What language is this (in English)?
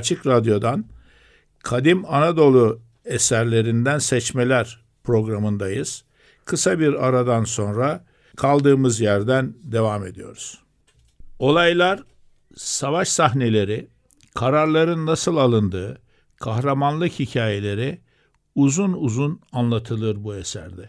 Turkish